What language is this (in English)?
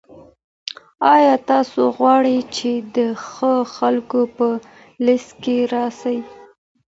Pashto